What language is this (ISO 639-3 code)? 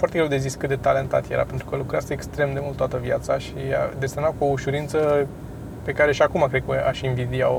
ron